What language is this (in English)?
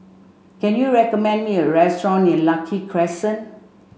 English